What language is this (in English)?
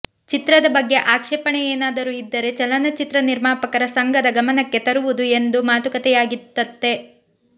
Kannada